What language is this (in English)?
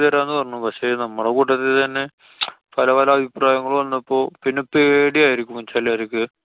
Malayalam